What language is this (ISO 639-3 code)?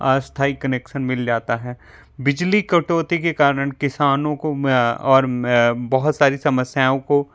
hin